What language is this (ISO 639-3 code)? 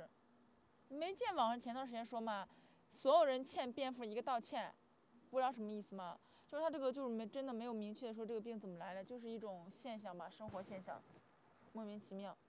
zho